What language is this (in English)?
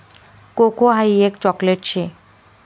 Marathi